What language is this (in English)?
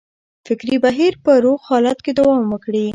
Pashto